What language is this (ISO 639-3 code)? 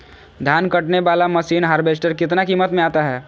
mag